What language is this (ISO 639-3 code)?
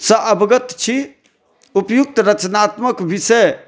mai